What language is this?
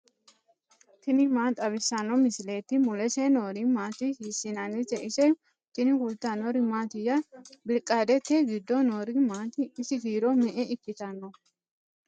Sidamo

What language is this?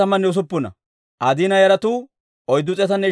Dawro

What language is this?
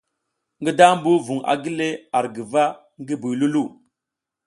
South Giziga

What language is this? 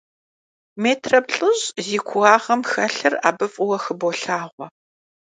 Kabardian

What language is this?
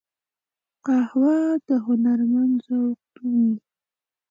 Pashto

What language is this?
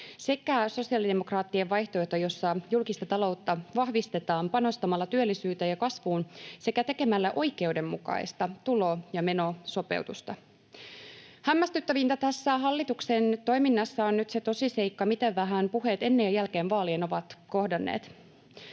Finnish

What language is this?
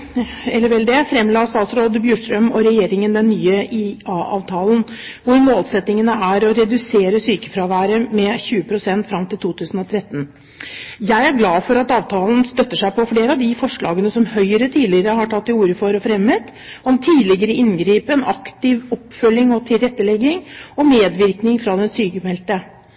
Norwegian Bokmål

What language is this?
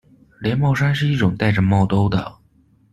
Chinese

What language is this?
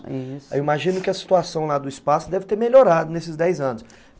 Portuguese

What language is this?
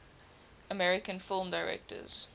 English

